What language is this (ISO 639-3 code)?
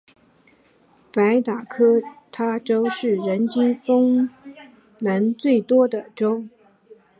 zho